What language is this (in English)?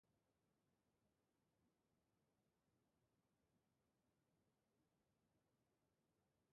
Basque